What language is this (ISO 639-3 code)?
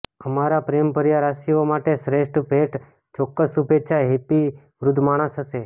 guj